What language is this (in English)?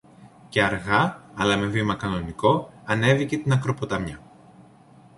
Greek